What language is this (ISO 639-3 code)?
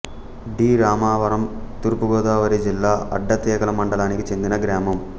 tel